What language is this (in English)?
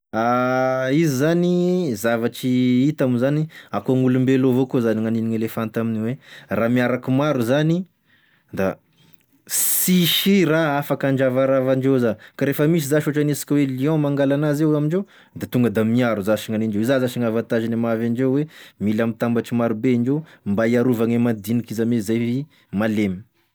Tesaka Malagasy